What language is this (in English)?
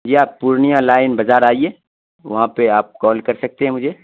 Urdu